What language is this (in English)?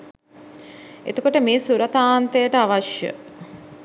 Sinhala